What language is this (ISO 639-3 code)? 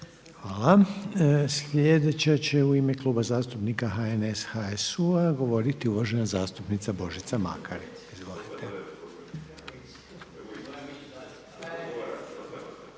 hrv